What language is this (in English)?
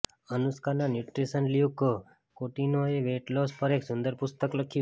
Gujarati